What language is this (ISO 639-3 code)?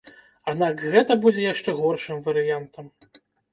bel